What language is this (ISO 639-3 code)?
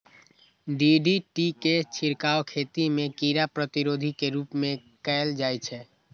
mai